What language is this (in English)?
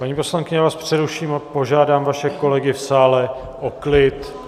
Czech